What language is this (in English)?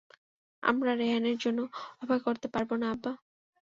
Bangla